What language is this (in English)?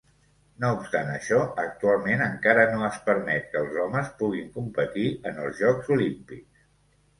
Catalan